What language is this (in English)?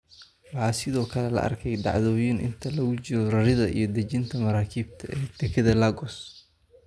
Somali